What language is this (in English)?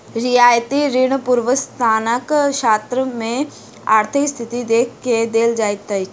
Maithili